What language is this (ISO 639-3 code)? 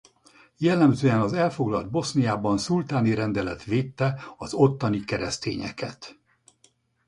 hun